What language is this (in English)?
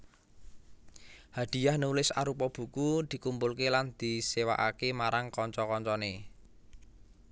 Javanese